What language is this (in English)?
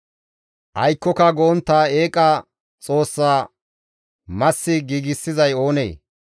Gamo